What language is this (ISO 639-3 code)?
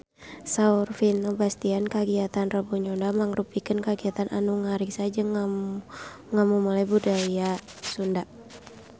sun